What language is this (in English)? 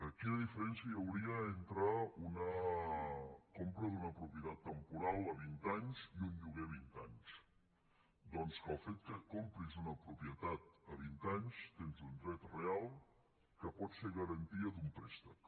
Catalan